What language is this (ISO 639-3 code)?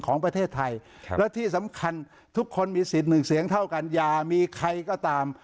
tha